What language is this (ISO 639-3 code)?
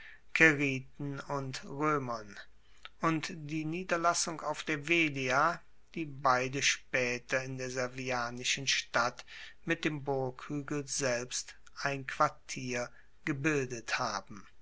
deu